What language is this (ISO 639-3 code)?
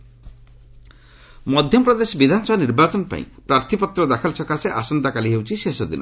ori